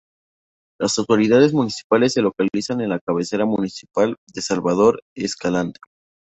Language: Spanish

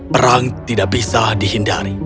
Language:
Indonesian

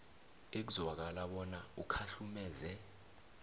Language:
South Ndebele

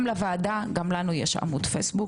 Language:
Hebrew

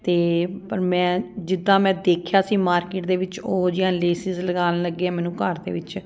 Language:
Punjabi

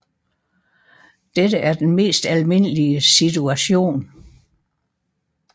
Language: Danish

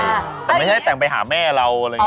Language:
Thai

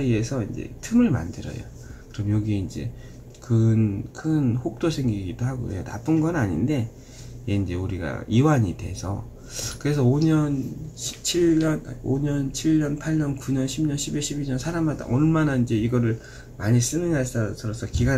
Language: Korean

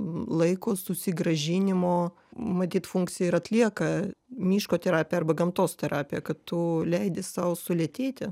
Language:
Lithuanian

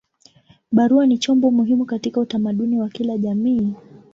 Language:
Swahili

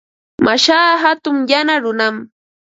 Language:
Ambo-Pasco Quechua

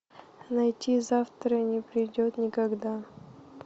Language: Russian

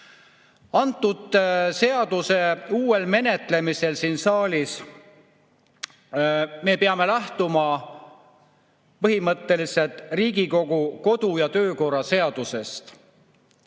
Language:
Estonian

